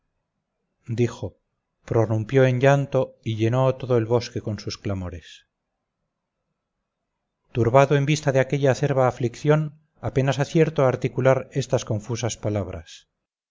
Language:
Spanish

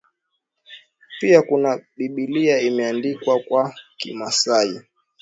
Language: Swahili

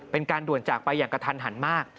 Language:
Thai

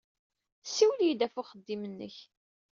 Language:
Kabyle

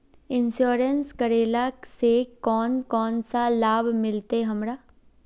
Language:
Magahi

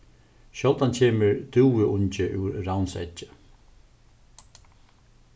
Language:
Faroese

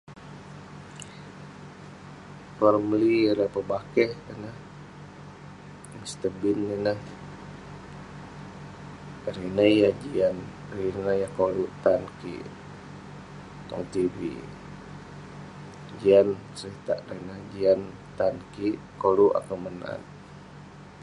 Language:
Western Penan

